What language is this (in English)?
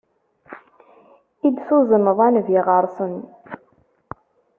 Kabyle